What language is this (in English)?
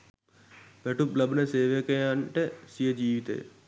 Sinhala